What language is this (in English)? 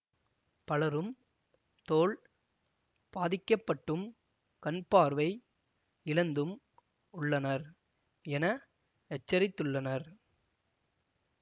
Tamil